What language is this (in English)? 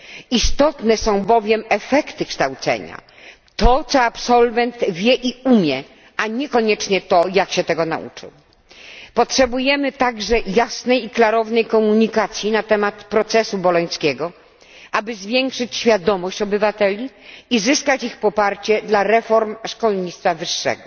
Polish